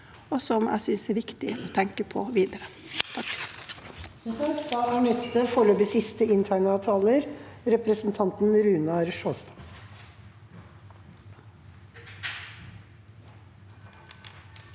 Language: Norwegian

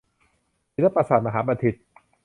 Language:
Thai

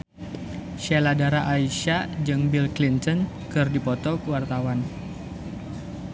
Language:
Sundanese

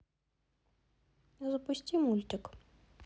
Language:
Russian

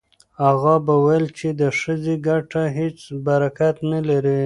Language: Pashto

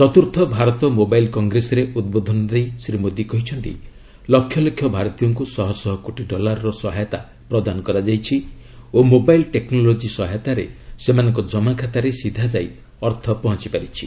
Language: Odia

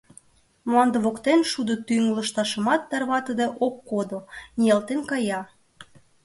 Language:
Mari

